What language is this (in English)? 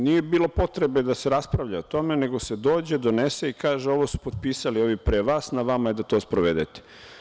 Serbian